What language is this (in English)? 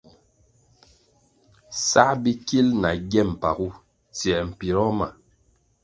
Kwasio